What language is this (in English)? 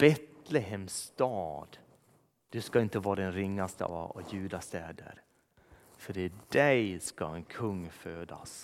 Swedish